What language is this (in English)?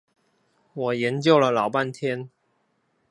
Chinese